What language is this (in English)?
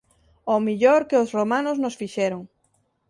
Galician